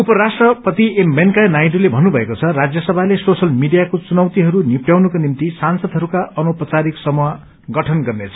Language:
Nepali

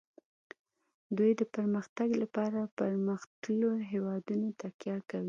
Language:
Pashto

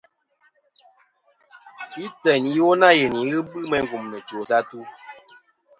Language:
Kom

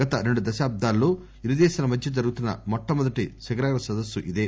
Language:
Telugu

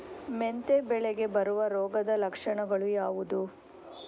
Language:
Kannada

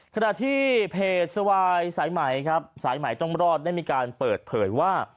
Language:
Thai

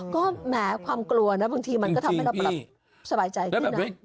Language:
Thai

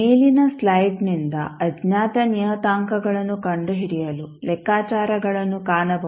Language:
Kannada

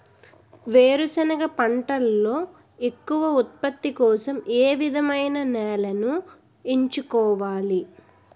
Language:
Telugu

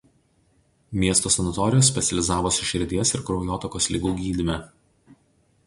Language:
Lithuanian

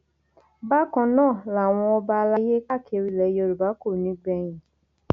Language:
Yoruba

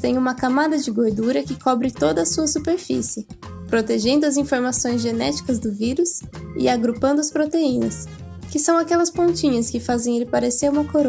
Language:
Portuguese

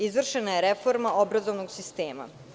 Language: Serbian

